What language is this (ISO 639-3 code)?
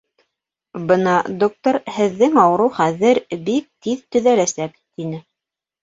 bak